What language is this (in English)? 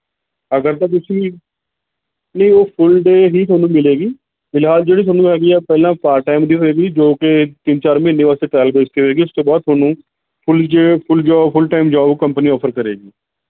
Punjabi